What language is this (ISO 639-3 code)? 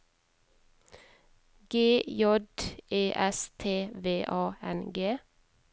nor